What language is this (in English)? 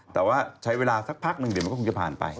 Thai